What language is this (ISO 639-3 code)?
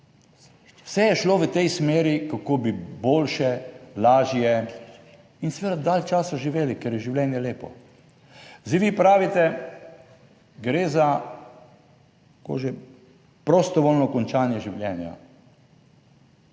slv